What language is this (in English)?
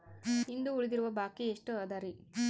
Kannada